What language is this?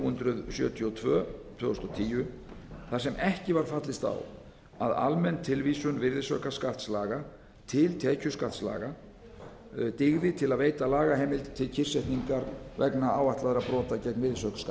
Icelandic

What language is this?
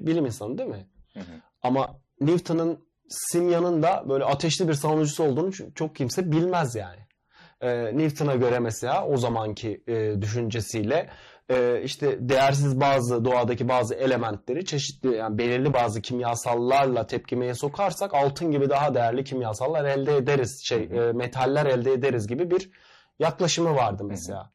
Turkish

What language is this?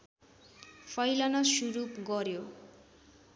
Nepali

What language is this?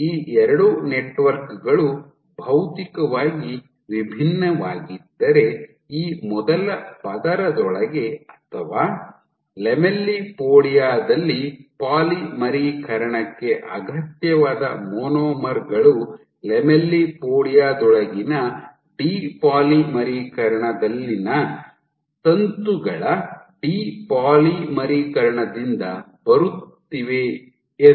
Kannada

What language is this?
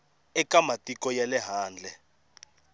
Tsonga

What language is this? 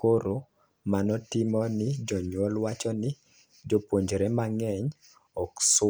Luo (Kenya and Tanzania)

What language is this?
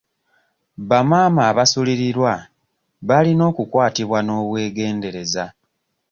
Ganda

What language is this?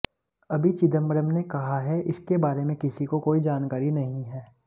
Hindi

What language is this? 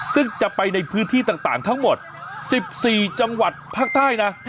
Thai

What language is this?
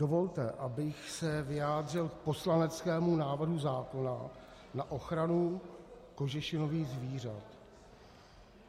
Czech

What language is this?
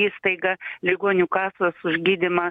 Lithuanian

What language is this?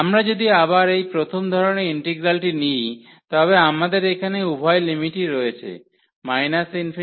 Bangla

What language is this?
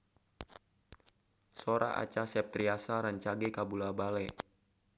Sundanese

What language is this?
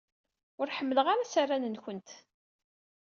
Kabyle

